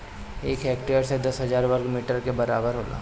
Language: Bhojpuri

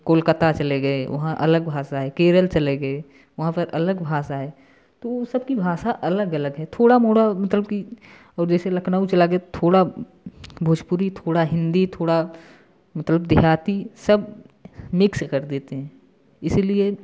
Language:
Hindi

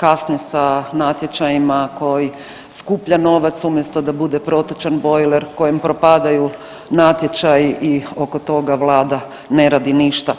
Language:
Croatian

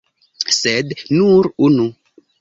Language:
Esperanto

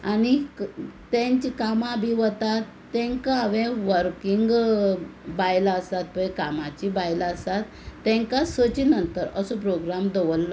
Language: Konkani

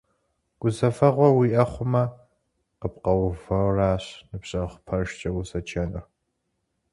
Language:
Kabardian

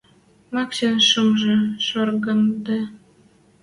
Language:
Western Mari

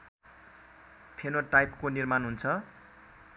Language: Nepali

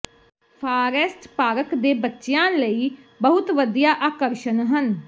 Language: Punjabi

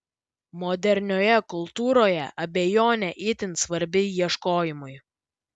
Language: Lithuanian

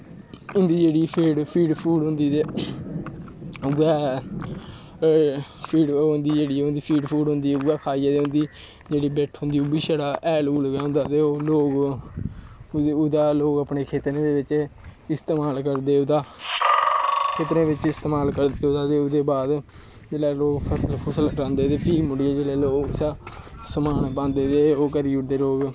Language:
Dogri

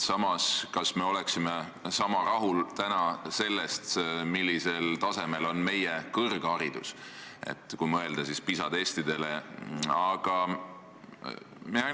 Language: Estonian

